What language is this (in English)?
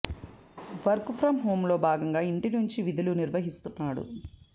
Telugu